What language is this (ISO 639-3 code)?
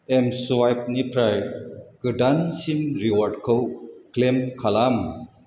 brx